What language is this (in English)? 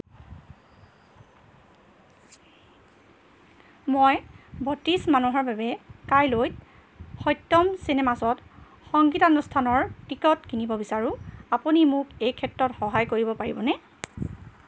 Assamese